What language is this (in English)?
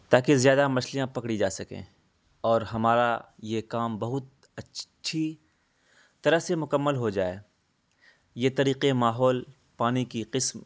Urdu